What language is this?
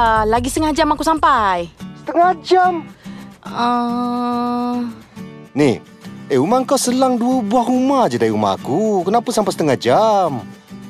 Malay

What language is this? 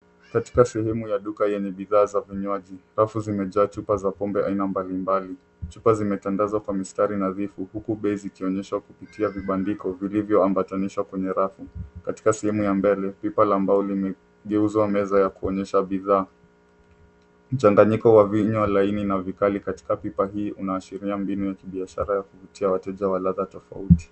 Swahili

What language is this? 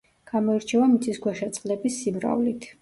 Georgian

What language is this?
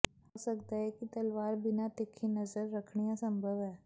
Punjabi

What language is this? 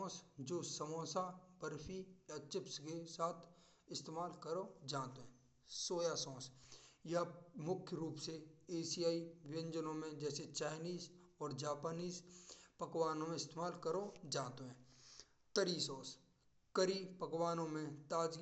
Braj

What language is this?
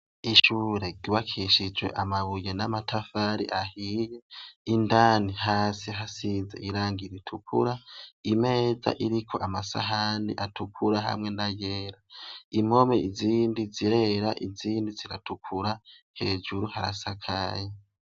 Rundi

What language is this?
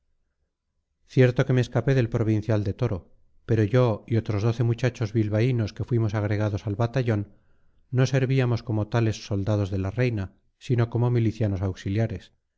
Spanish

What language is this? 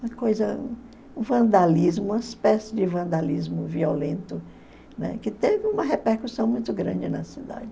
Portuguese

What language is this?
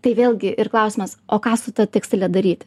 Lithuanian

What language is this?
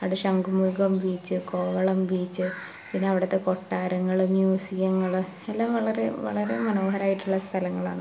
Malayalam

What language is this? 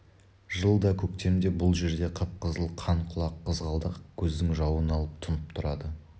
Kazakh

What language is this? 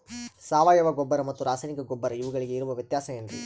Kannada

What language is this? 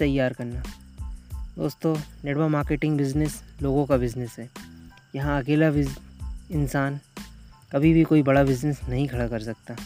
Hindi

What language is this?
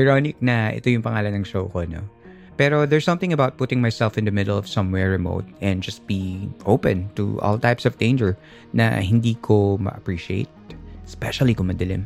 Filipino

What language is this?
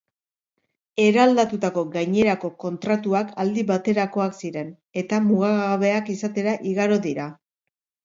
Basque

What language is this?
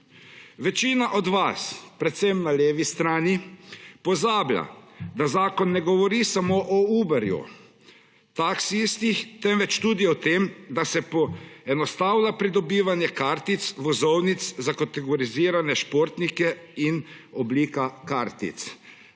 Slovenian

